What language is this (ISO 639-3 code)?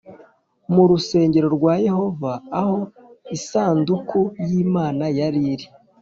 kin